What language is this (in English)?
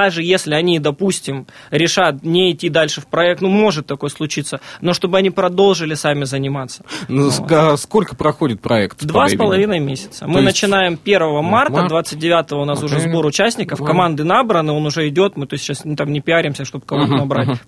Russian